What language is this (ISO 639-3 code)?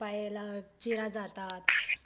mar